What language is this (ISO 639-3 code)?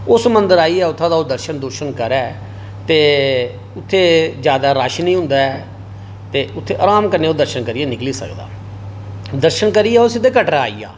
doi